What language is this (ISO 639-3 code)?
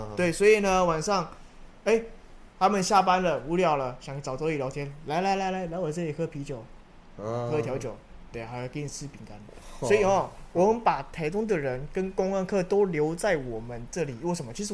zho